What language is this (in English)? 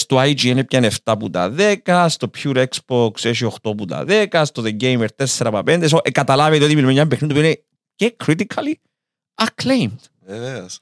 Greek